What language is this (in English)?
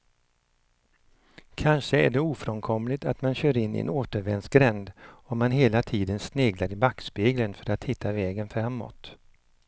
Swedish